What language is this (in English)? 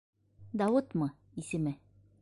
Bashkir